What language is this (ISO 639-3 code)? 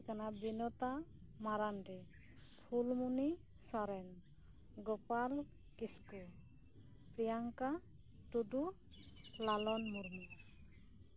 sat